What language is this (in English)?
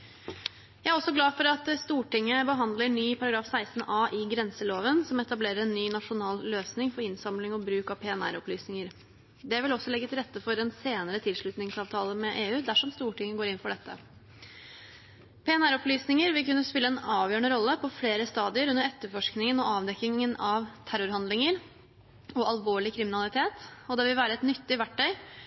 Norwegian Bokmål